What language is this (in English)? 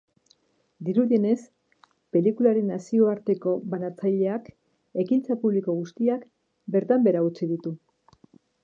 Basque